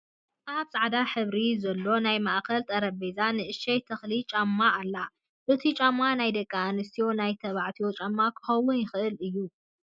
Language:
Tigrinya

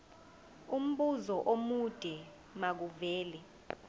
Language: Zulu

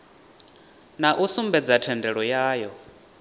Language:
Venda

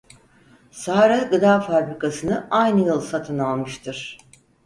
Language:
Turkish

